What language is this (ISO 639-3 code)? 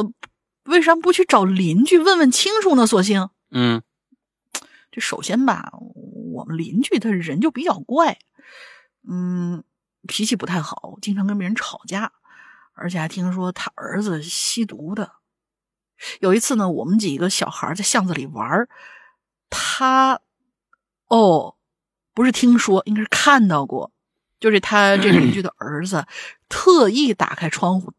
zho